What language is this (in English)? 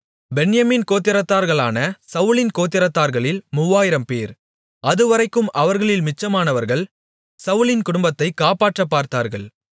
Tamil